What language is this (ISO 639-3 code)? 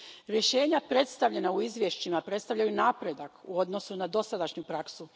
hrv